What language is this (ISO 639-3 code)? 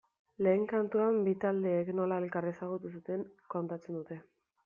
eus